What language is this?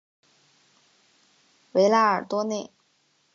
Chinese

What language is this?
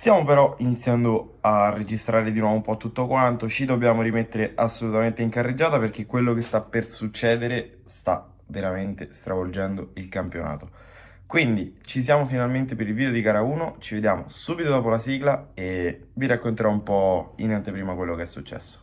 Italian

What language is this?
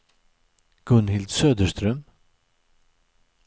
Swedish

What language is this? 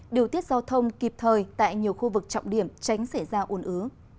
Vietnamese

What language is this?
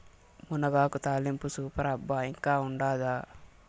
Telugu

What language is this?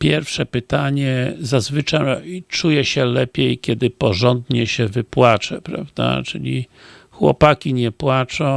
Polish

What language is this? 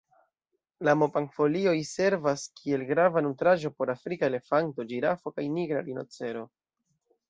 Esperanto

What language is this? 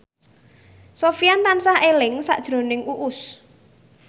Javanese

